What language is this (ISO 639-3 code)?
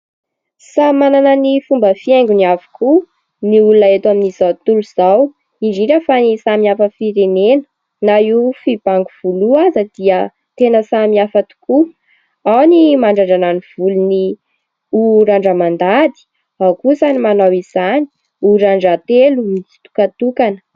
mlg